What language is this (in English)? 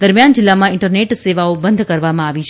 Gujarati